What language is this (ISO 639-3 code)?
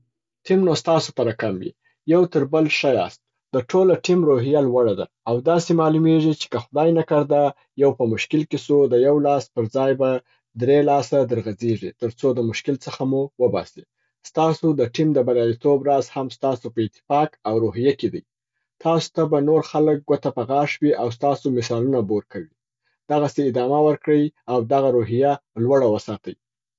pbt